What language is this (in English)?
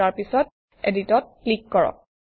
Assamese